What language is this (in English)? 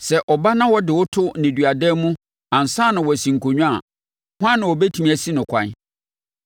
Akan